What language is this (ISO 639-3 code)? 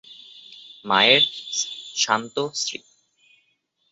ben